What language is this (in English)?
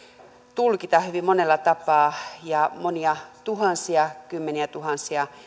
Finnish